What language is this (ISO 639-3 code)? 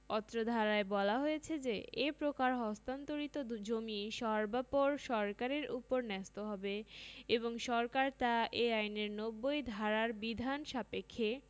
ben